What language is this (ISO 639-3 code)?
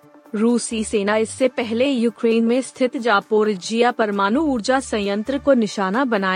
hin